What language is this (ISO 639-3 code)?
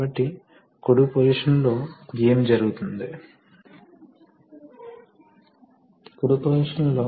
tel